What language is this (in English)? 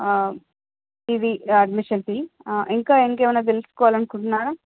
Telugu